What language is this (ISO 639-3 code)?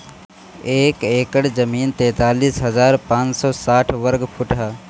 bho